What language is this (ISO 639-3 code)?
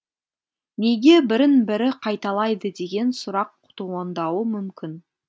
kaz